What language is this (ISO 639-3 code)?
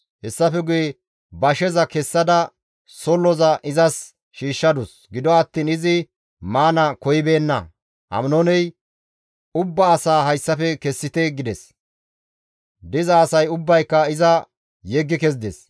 gmv